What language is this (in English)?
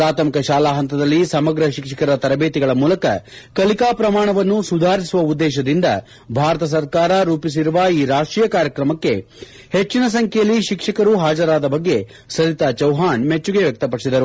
Kannada